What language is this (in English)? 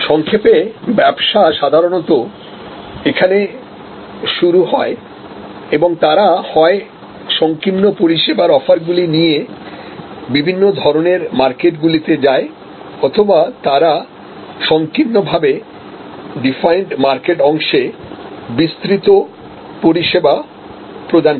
Bangla